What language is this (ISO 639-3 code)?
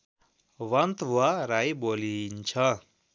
nep